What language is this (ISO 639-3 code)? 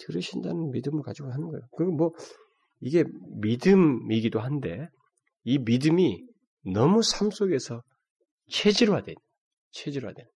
kor